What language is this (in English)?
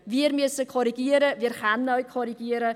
Swiss German